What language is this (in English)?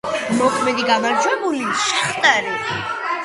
Georgian